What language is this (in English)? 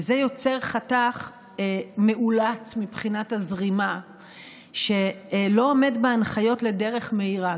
Hebrew